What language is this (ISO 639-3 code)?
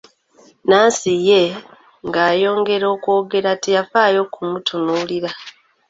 lug